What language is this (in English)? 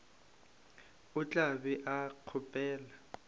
Northern Sotho